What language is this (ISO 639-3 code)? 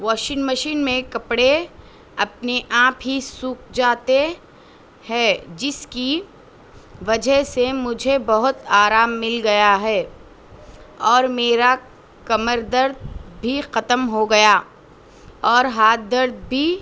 urd